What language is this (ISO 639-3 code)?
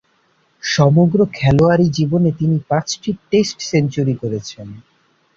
ben